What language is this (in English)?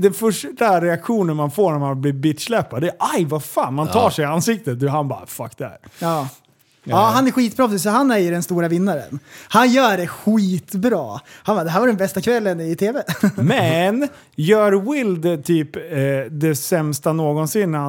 Swedish